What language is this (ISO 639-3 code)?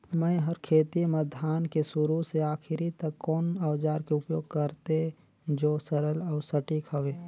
hne